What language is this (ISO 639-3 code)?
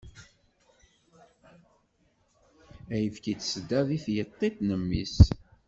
kab